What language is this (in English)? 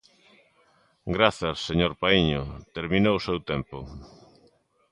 Galician